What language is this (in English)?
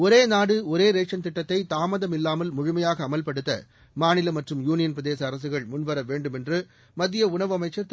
Tamil